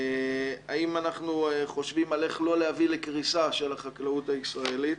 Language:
Hebrew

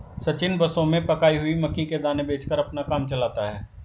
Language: Hindi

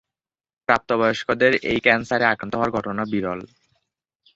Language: Bangla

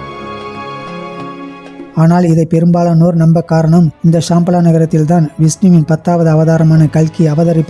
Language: Tamil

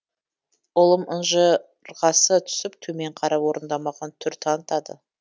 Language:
Kazakh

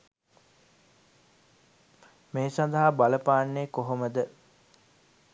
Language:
Sinhala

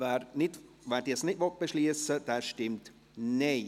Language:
Swiss German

